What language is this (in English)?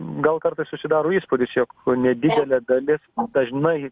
Lithuanian